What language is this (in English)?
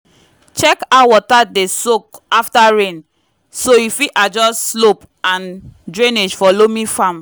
Nigerian Pidgin